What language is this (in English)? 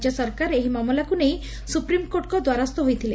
Odia